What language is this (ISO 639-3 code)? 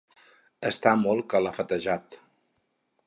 cat